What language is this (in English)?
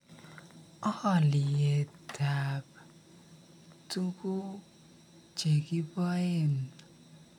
Kalenjin